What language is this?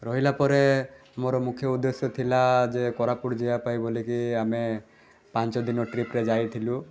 Odia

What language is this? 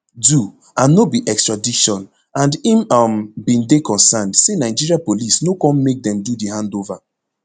Nigerian Pidgin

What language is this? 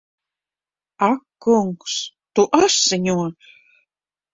Latvian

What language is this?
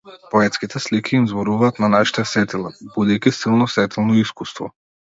Macedonian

